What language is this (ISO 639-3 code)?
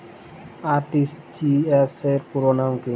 ben